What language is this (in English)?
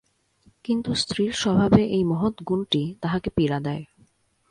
Bangla